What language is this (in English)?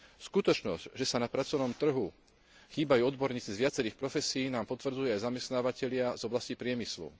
Slovak